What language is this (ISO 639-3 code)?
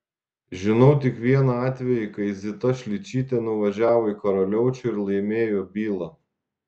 lit